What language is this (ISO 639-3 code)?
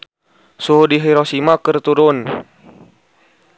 sun